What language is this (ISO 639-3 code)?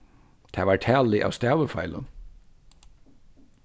fao